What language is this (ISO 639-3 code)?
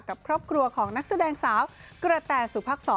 tha